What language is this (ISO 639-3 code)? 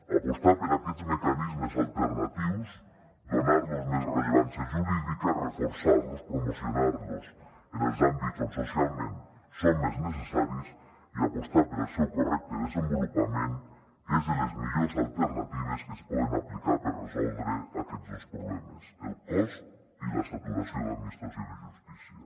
cat